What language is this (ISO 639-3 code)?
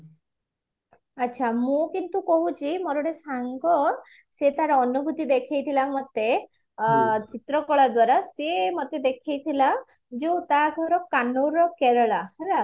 ori